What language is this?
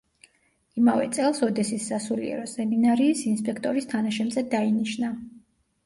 Georgian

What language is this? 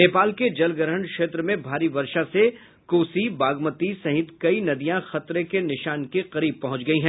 Hindi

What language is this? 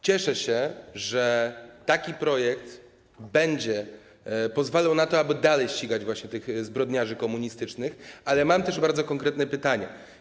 Polish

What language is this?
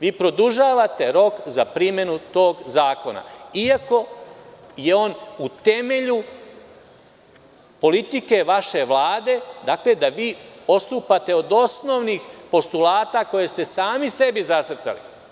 Serbian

